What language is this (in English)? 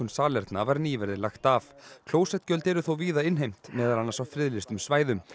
Icelandic